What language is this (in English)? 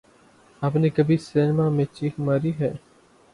Urdu